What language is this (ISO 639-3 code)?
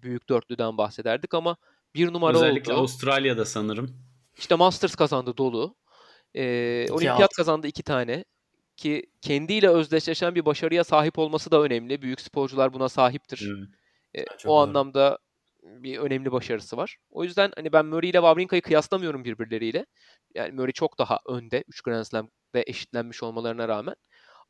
tur